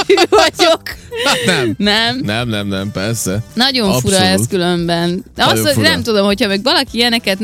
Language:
Hungarian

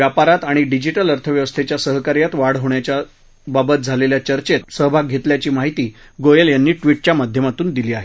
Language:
Marathi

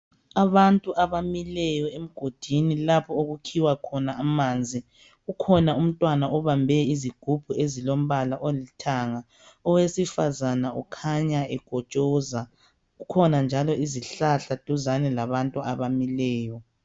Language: North Ndebele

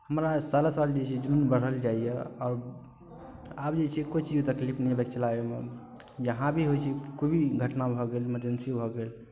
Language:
Maithili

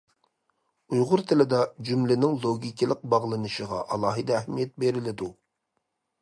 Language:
Uyghur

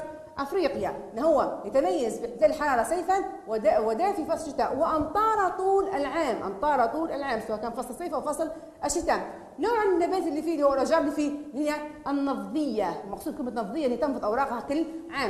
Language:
Arabic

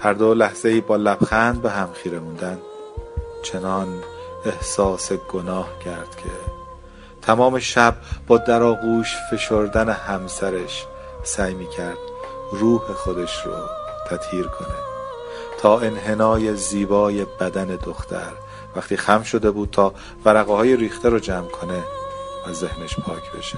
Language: Persian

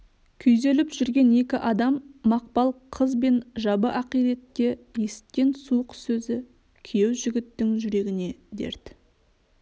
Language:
Kazakh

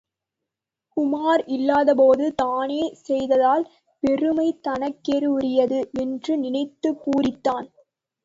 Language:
Tamil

